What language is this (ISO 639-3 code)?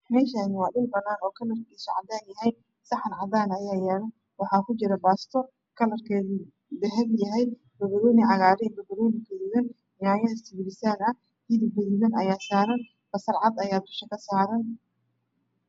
som